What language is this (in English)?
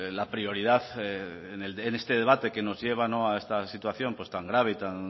Spanish